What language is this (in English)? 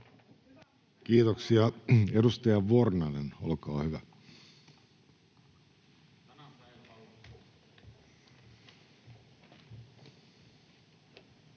Finnish